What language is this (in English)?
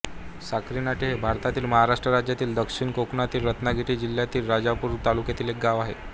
Marathi